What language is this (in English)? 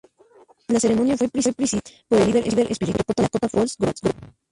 Spanish